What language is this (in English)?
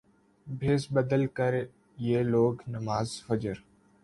Urdu